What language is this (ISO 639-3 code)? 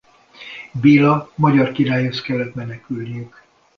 hun